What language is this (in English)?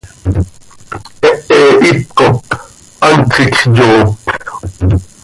Seri